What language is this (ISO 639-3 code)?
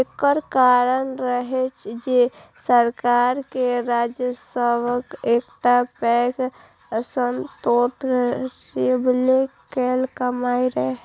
mai